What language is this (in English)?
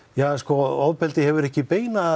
Icelandic